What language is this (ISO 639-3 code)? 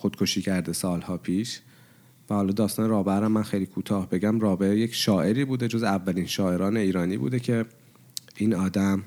fas